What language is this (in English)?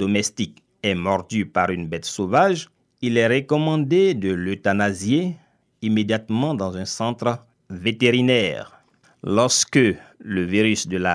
French